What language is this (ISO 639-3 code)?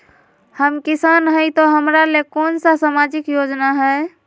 mag